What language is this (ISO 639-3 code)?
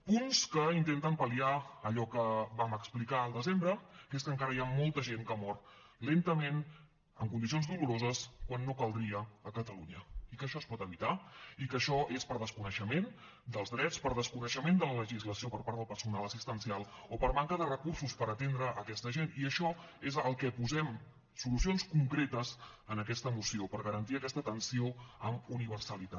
cat